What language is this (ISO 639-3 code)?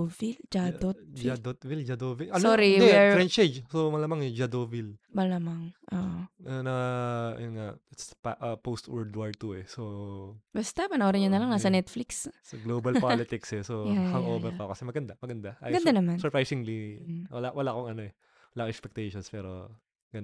fil